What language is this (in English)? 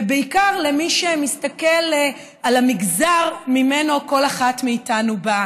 Hebrew